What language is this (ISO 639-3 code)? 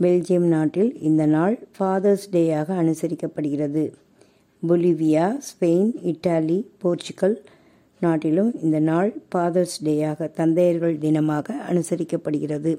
tam